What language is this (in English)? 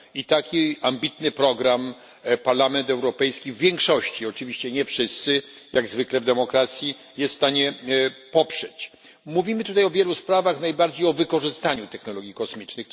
Polish